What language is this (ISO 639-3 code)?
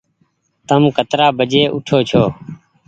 gig